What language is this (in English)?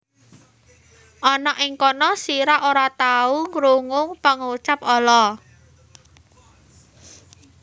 Javanese